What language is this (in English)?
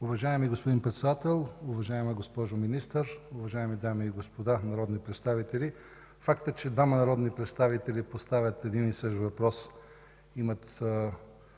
Bulgarian